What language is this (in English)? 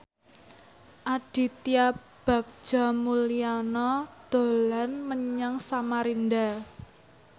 Javanese